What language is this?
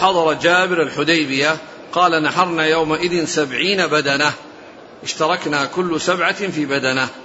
Arabic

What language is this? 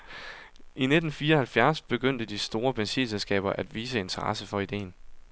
Danish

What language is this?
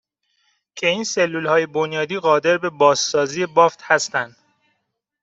Persian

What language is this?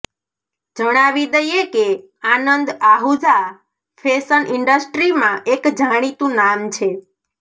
Gujarati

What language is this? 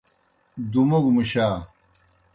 Kohistani Shina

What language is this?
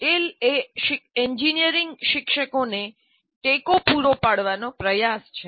Gujarati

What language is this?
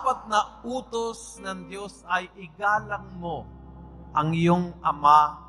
Filipino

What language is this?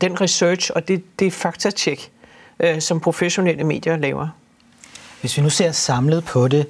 Danish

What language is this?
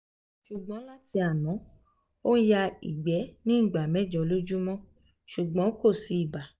Yoruba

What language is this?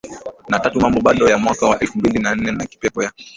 Swahili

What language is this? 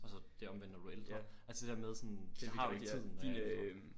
Danish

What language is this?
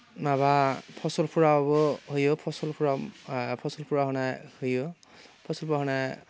Bodo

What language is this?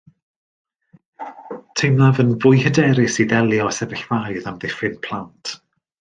Welsh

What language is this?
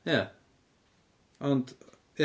Welsh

